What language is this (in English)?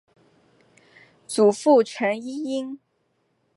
Chinese